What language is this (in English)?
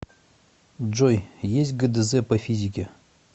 Russian